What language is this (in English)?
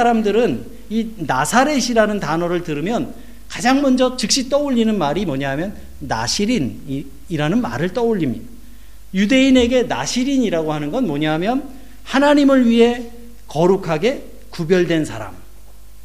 Korean